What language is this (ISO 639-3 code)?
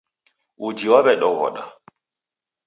dav